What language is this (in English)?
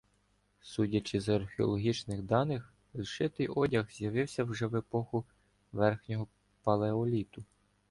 Ukrainian